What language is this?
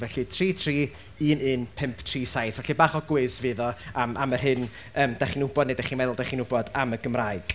Welsh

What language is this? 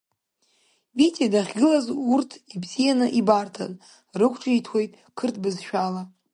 Abkhazian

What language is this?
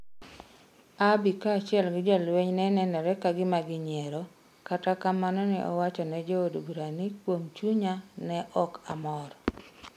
Luo (Kenya and Tanzania)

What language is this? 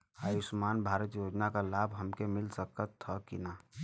Bhojpuri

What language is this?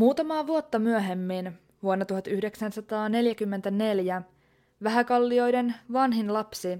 Finnish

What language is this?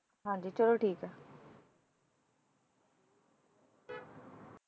Punjabi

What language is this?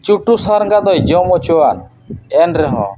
Santali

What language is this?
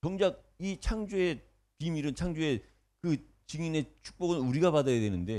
Korean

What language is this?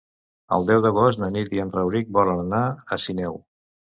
Catalan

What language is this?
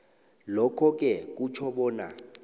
South Ndebele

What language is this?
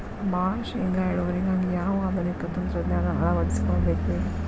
Kannada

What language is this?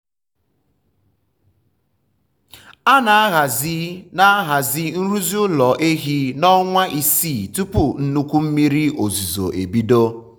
Igbo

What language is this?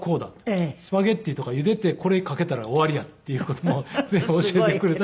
Japanese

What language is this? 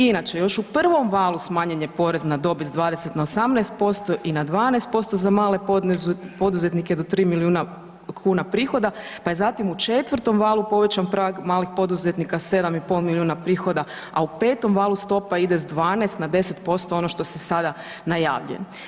Croatian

